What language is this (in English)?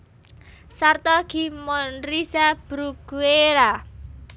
Javanese